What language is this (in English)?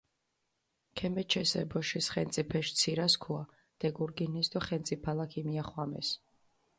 Mingrelian